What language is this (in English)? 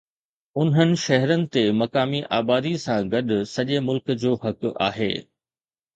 Sindhi